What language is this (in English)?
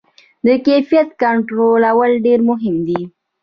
Pashto